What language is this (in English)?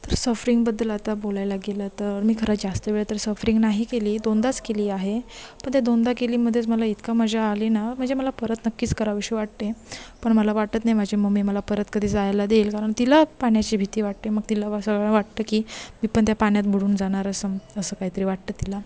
Marathi